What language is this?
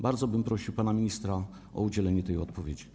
Polish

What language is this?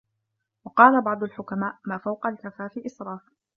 Arabic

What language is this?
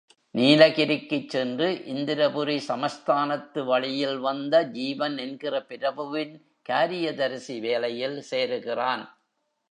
Tamil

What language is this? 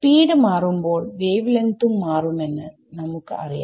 Malayalam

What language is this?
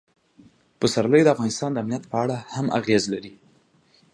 Pashto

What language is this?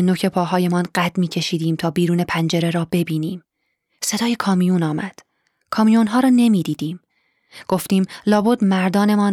Persian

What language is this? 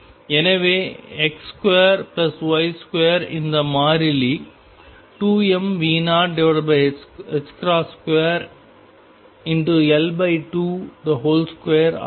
Tamil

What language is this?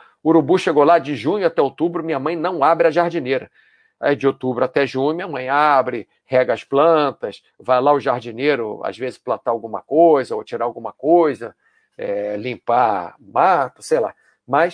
Portuguese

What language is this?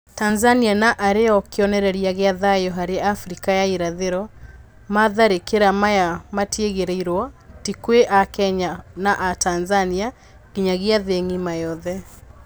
Kikuyu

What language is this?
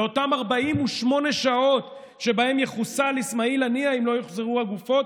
Hebrew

